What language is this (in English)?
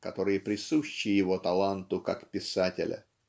Russian